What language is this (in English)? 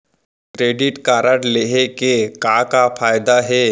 Chhattisgarhi